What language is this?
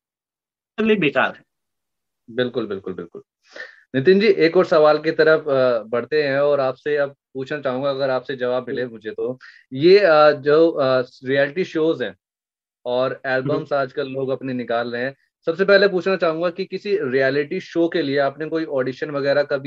Hindi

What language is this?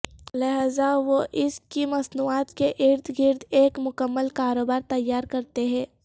Urdu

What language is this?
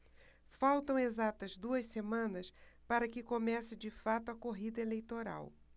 Portuguese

